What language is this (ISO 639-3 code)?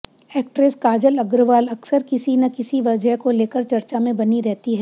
hin